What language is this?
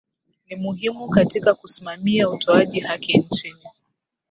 Swahili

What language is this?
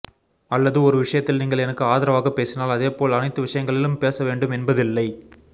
Tamil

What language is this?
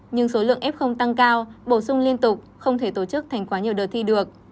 Vietnamese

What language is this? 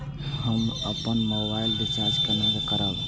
Maithili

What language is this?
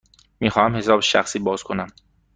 Persian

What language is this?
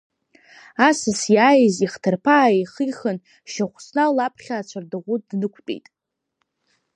Abkhazian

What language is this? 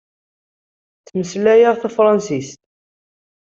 Kabyle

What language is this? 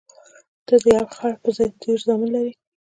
Pashto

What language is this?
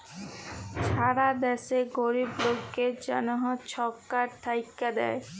Bangla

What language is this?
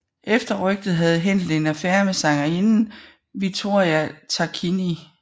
Danish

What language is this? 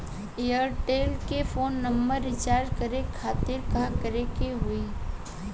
Bhojpuri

